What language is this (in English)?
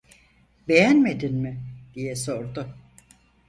Turkish